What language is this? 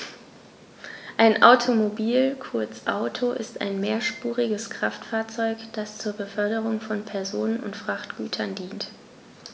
German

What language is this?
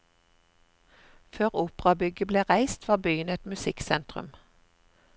Norwegian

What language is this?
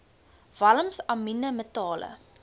Afrikaans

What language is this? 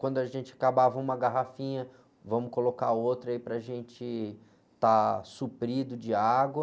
Portuguese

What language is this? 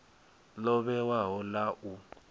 Venda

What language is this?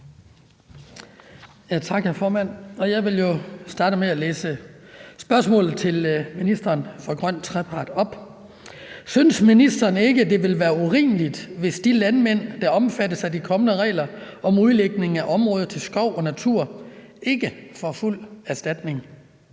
Danish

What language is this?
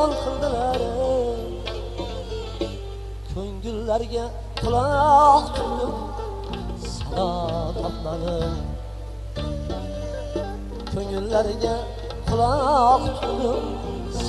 Arabic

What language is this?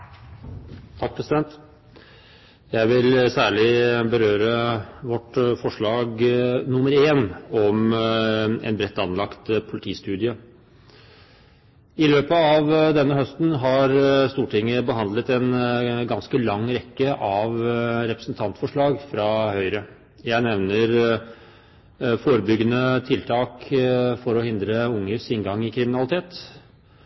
Norwegian Bokmål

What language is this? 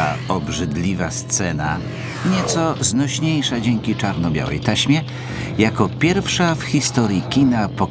Polish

